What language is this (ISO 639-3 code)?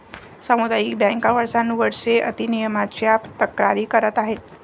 mar